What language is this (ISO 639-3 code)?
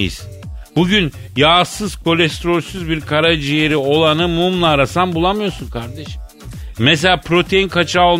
tur